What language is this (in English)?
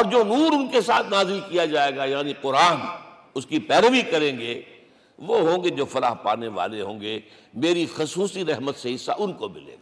Urdu